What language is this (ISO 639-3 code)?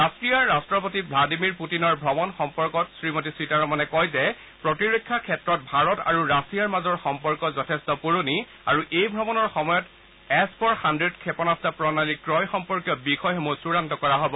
asm